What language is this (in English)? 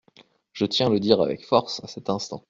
French